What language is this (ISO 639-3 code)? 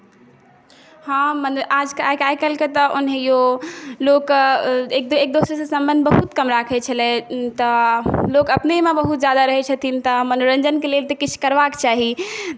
mai